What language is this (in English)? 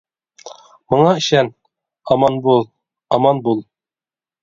Uyghur